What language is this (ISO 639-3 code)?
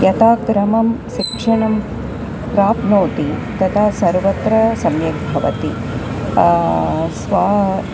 san